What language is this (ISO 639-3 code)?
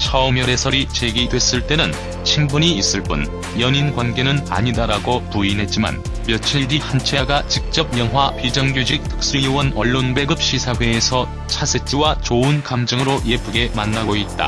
kor